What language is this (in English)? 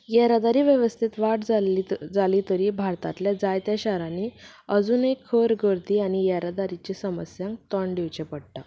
Konkani